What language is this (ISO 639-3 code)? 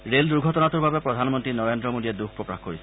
asm